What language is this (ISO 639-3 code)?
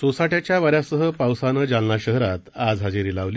mar